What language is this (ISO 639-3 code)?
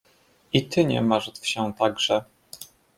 pol